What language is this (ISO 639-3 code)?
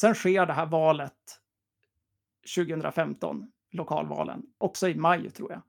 swe